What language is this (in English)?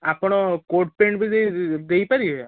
Odia